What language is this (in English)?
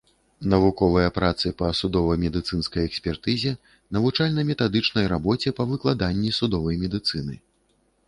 Belarusian